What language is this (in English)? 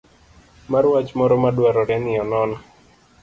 Luo (Kenya and Tanzania)